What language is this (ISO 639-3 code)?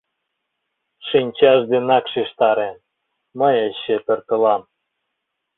chm